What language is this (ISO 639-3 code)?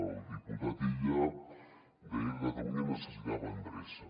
cat